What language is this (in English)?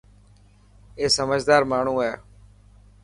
Dhatki